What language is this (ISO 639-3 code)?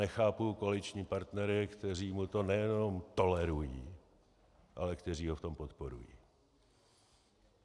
ces